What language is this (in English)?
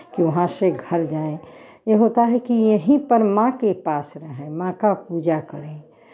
Hindi